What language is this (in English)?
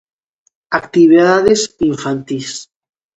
Galician